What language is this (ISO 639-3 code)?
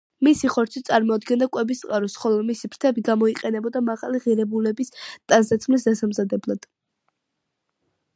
kat